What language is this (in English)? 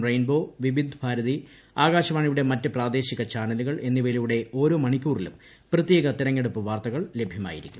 Malayalam